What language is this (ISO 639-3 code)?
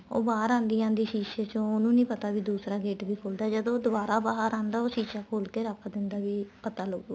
pan